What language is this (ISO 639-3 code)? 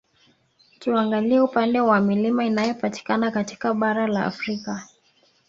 swa